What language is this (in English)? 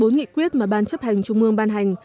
Vietnamese